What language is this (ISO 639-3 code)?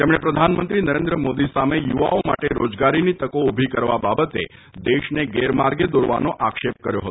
guj